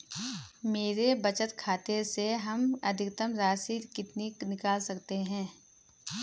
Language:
Hindi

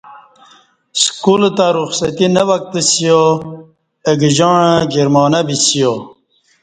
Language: Kati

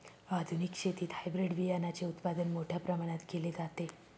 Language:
Marathi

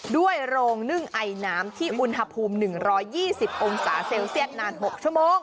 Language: Thai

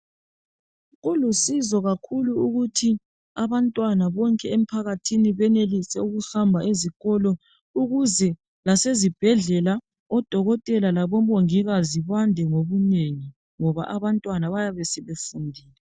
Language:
North Ndebele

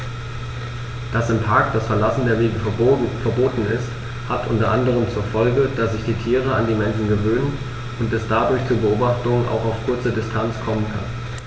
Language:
German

